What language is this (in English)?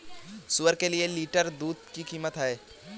Hindi